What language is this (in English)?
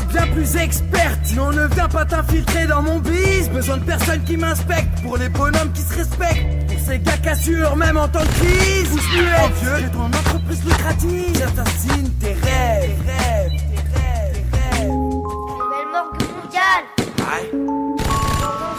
French